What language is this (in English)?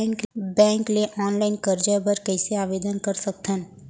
Chhattisgarhi